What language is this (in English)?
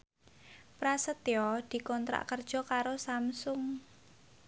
Javanese